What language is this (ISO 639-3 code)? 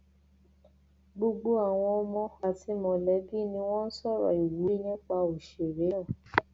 yor